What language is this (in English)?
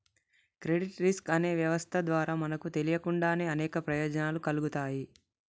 Telugu